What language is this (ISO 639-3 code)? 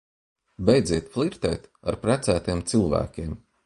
lav